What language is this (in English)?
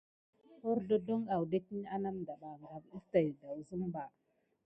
Gidar